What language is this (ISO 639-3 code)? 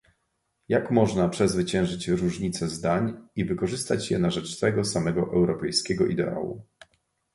pol